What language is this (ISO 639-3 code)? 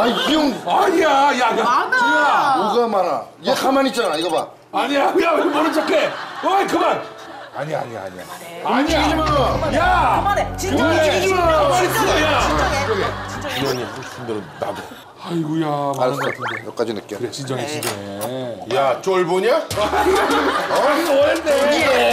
kor